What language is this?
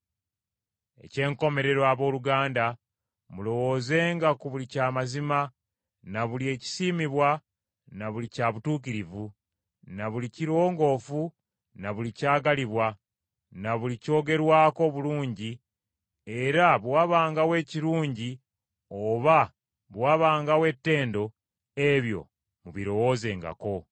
Ganda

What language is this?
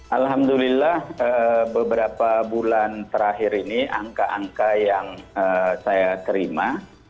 Indonesian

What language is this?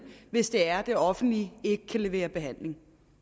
Danish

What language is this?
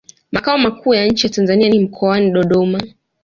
Swahili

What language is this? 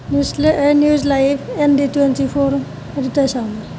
Assamese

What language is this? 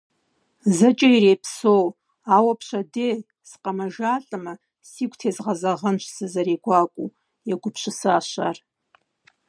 Kabardian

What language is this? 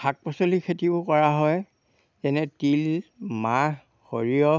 Assamese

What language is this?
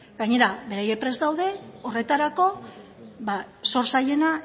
Basque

